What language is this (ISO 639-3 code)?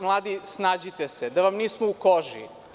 srp